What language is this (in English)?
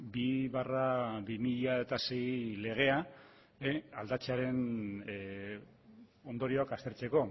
Basque